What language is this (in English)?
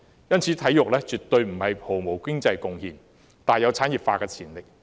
Cantonese